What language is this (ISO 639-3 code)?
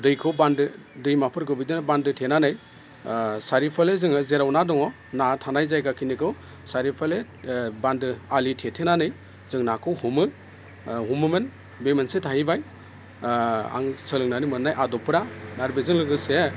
brx